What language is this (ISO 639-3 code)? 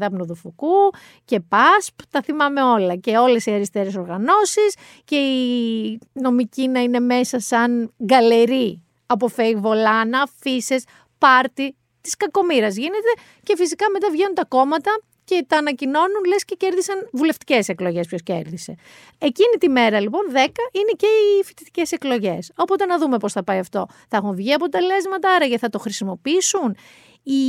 ell